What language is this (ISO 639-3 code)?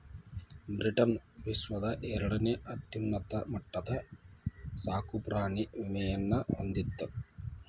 kan